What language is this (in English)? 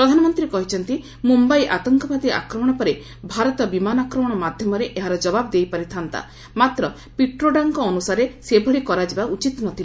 Odia